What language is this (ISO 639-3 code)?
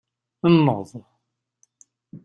kab